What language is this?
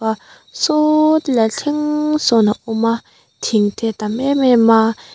Mizo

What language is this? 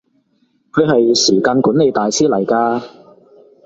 Cantonese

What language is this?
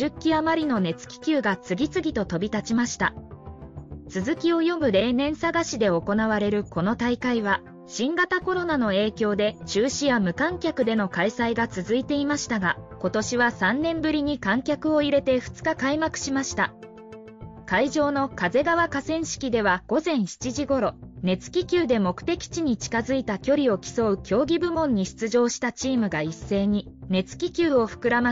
Japanese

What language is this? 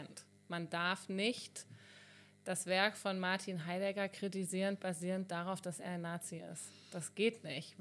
German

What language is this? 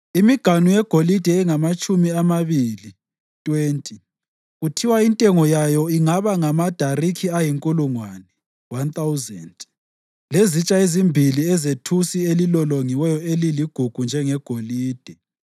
North Ndebele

